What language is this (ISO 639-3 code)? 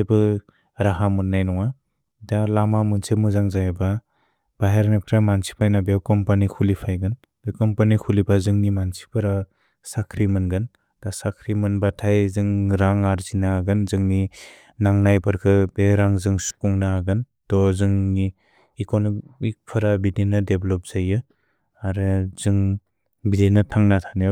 brx